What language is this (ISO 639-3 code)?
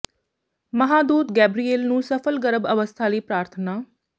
pan